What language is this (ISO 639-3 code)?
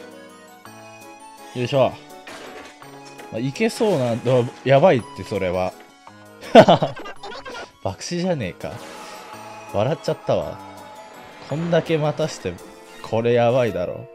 jpn